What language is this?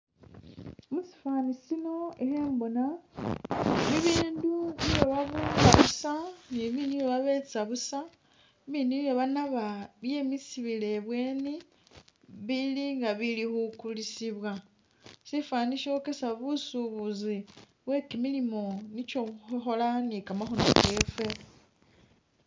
Masaaba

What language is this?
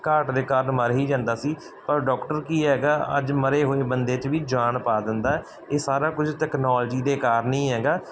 Punjabi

